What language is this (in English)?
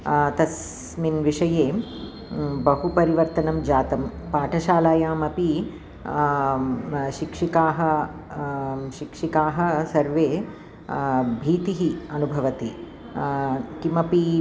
Sanskrit